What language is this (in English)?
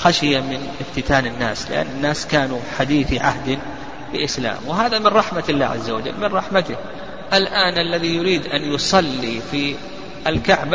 Arabic